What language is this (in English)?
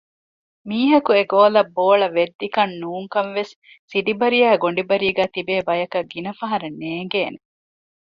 Divehi